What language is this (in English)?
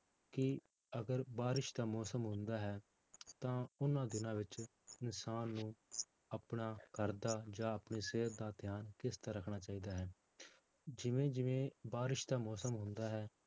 Punjabi